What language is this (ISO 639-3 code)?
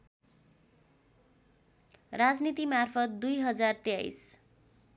nep